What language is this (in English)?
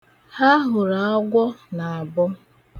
Igbo